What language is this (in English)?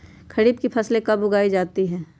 Magahi